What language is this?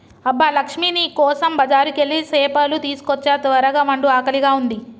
Telugu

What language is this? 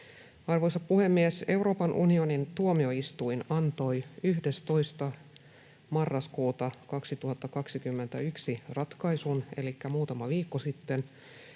Finnish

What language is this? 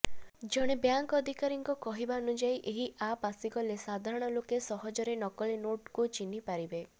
Odia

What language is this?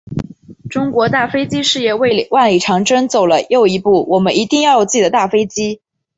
Chinese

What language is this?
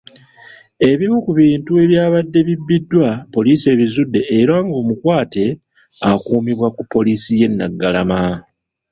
Ganda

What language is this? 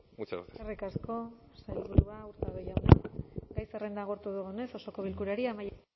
Basque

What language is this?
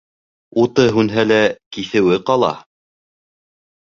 Bashkir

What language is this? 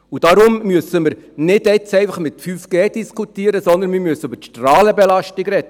Swiss German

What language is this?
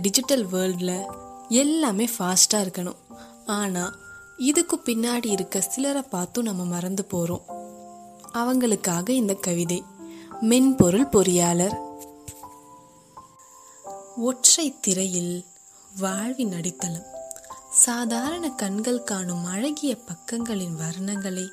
Tamil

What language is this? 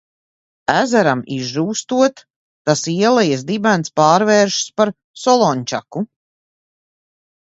Latvian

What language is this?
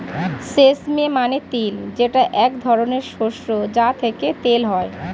Bangla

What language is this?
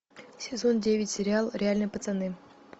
Russian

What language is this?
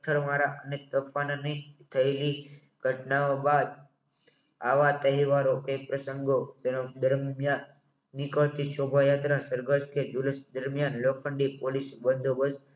Gujarati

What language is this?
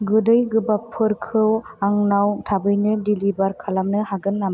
Bodo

